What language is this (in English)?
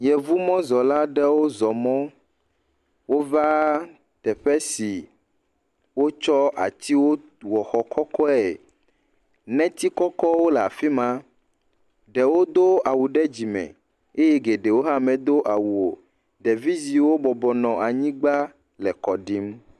Ewe